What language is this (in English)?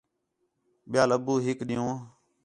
Khetrani